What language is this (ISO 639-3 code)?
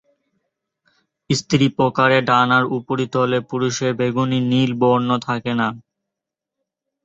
ben